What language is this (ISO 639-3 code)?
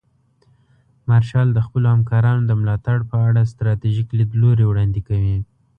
pus